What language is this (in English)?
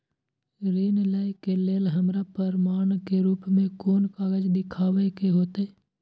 Maithili